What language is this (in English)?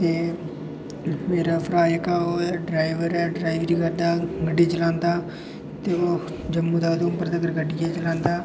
Dogri